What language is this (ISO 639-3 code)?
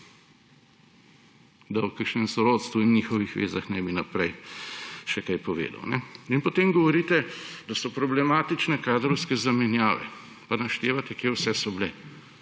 slv